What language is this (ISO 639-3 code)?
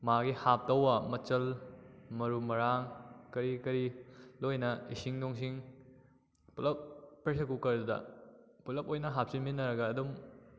mni